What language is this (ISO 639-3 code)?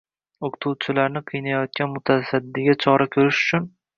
uzb